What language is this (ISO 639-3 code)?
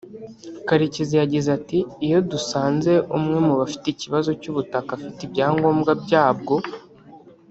kin